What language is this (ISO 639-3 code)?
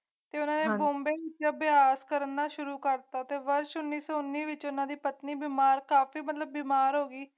pan